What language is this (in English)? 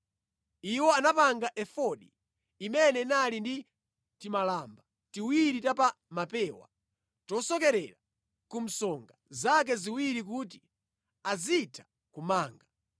Nyanja